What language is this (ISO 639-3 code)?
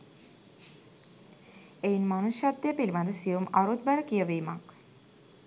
sin